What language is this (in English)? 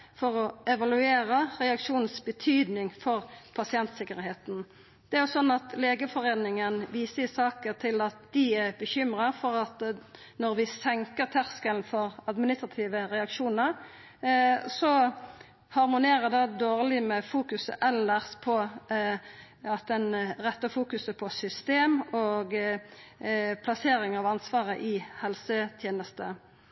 Norwegian Nynorsk